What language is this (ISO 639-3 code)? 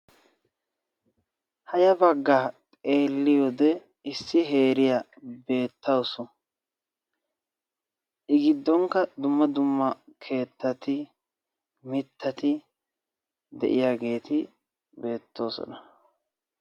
wal